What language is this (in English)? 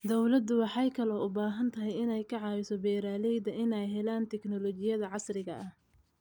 Somali